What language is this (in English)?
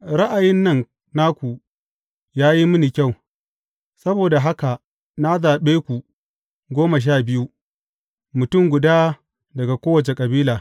Hausa